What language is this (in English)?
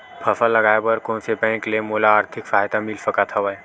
Chhattisgarhi